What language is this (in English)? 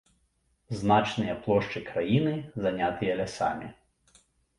Belarusian